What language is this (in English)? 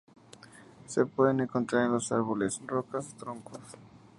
Spanish